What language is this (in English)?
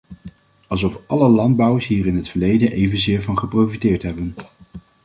Dutch